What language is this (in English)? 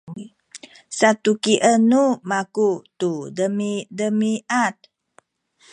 Sakizaya